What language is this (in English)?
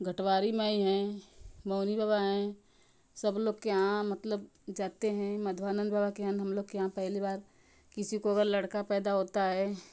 Hindi